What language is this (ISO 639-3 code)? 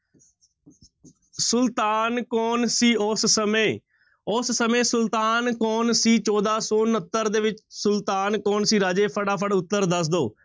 pan